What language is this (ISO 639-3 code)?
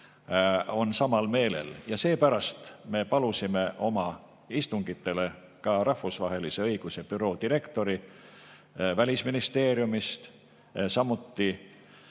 est